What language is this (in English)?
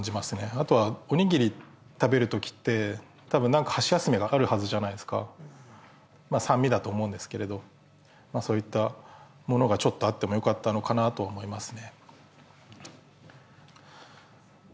Japanese